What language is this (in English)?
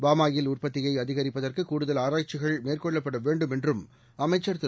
Tamil